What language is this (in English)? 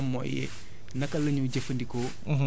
Wolof